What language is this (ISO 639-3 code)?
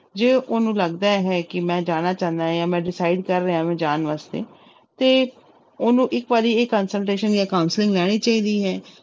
pan